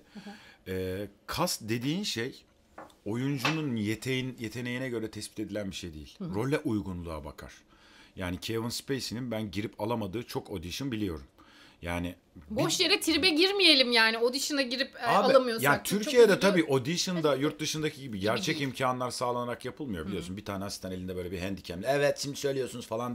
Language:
Turkish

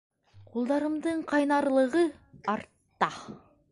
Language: Bashkir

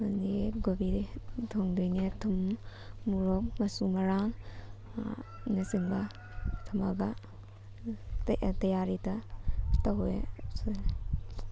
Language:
Manipuri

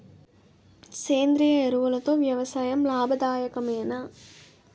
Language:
Telugu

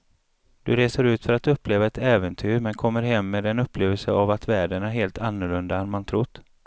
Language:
Swedish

